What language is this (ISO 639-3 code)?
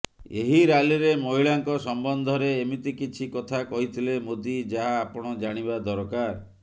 ori